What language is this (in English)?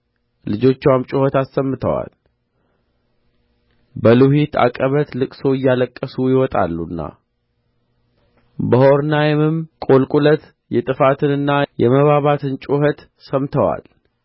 Amharic